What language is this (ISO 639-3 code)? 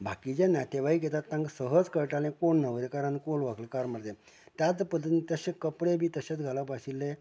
kok